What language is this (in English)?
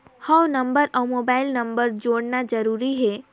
Chhattisgarhi